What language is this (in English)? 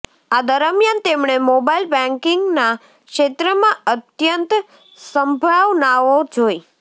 Gujarati